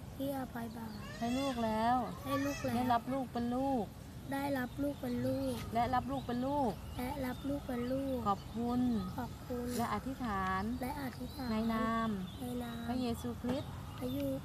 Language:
Thai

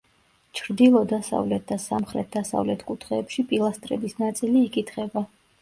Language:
Georgian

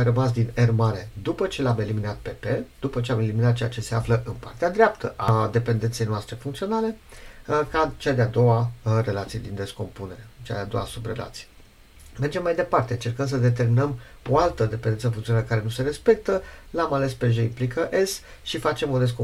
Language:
Romanian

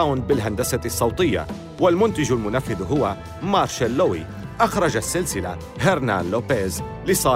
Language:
Arabic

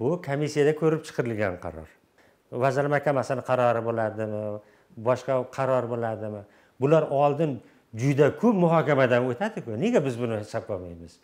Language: Turkish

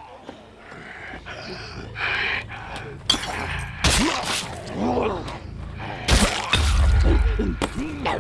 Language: Turkish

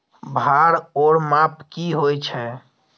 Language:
Maithili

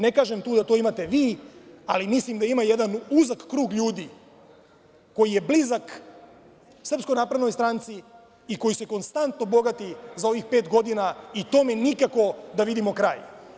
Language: Serbian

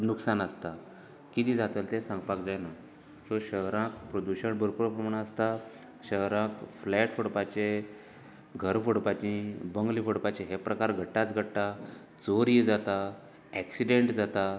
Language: Konkani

